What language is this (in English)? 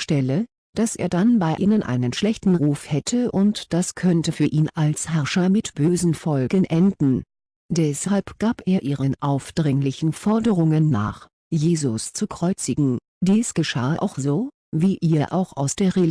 German